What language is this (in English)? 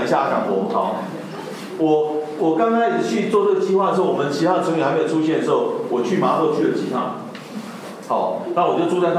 Chinese